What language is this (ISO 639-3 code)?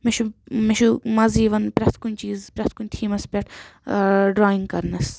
kas